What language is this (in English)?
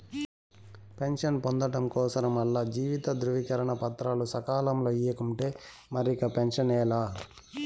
Telugu